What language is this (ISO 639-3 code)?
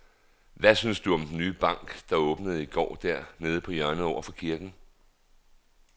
dan